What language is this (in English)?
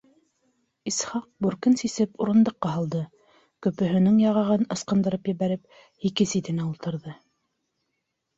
Bashkir